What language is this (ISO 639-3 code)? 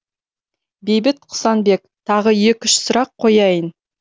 kaz